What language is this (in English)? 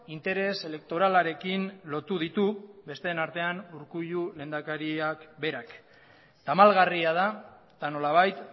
Basque